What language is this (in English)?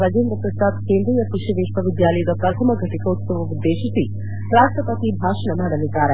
Kannada